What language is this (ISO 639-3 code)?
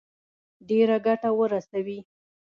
pus